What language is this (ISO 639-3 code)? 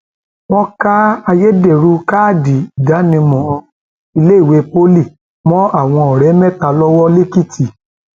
yor